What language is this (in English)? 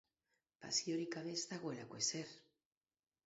Basque